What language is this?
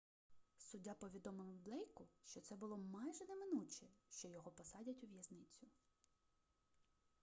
Ukrainian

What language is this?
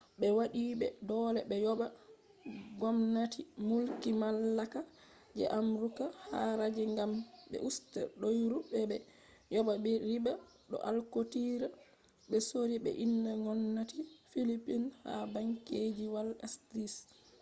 Fula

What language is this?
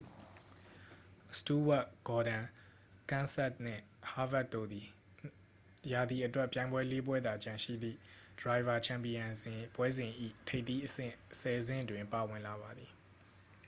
Burmese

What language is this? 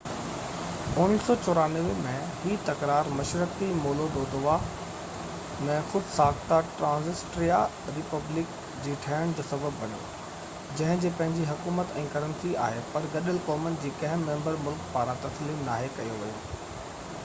Sindhi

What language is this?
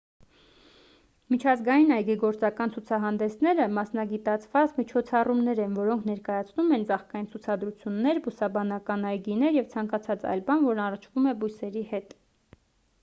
Armenian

